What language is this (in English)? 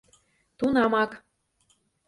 Mari